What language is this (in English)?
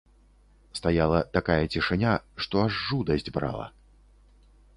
Belarusian